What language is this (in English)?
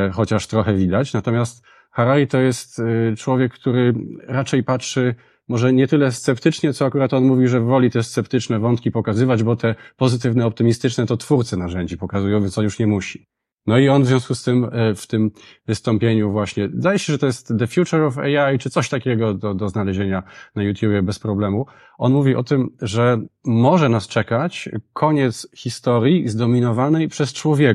Polish